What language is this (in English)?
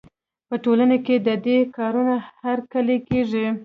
Pashto